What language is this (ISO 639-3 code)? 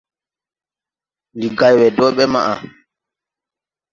tui